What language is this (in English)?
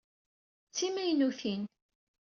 Kabyle